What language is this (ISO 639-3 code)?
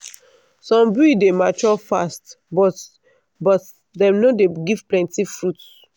pcm